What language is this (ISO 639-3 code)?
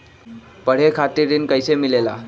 mag